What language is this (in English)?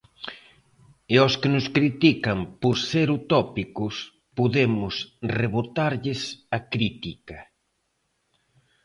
Galician